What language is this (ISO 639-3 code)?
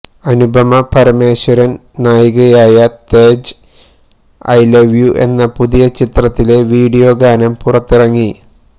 mal